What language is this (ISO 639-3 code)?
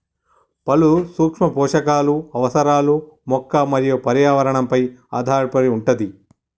tel